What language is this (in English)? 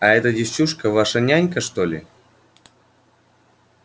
Russian